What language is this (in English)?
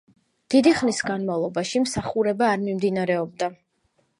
Georgian